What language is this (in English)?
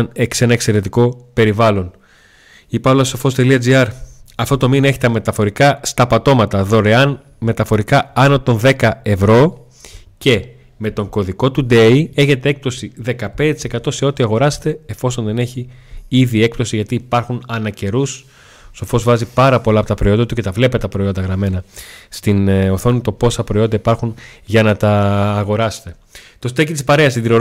Greek